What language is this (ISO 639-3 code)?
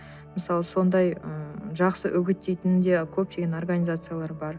kaz